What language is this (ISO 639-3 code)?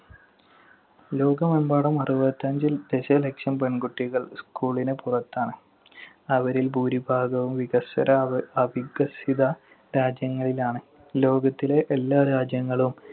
mal